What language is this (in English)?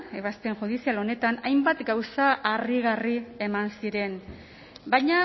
Basque